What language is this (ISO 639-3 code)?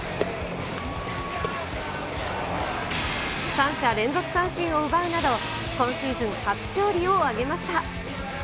jpn